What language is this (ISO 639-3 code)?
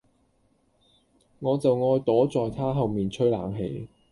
yue